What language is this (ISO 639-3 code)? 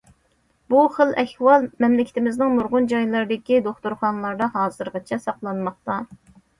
uig